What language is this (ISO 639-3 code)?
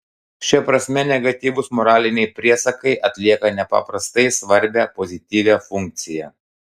lit